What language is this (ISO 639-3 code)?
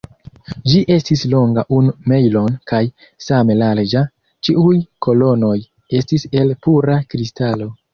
epo